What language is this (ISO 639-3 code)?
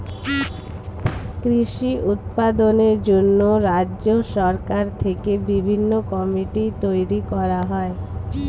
ben